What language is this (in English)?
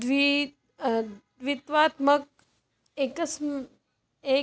Sanskrit